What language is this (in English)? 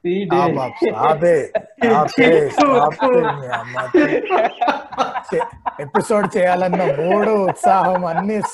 Telugu